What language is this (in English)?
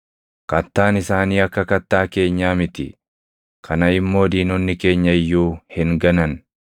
Oromo